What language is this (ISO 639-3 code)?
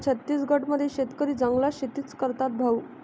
mar